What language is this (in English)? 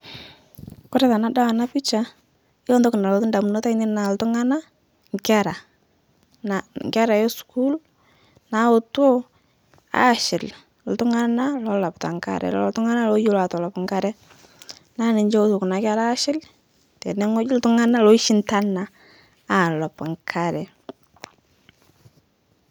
Masai